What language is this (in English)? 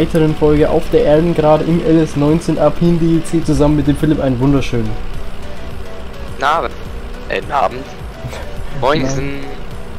German